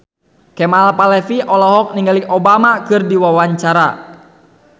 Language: Sundanese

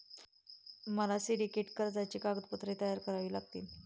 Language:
Marathi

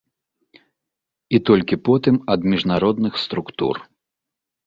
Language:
Belarusian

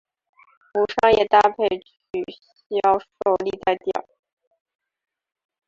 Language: Chinese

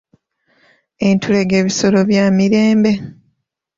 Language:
Ganda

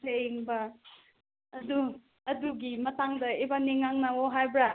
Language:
Manipuri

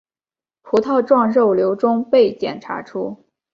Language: Chinese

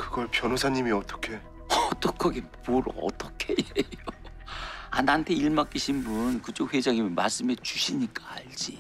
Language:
Korean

